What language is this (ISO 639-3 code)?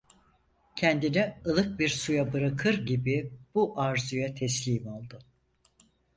tur